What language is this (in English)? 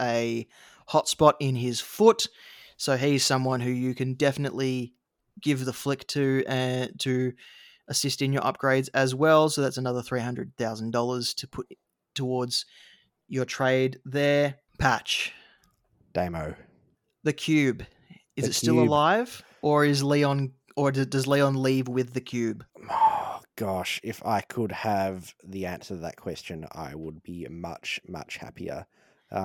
English